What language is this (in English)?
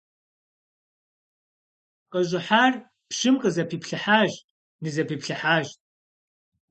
Kabardian